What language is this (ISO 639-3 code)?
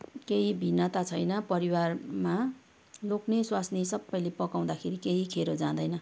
nep